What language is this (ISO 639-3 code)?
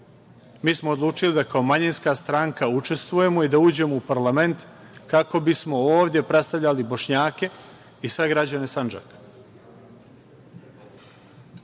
srp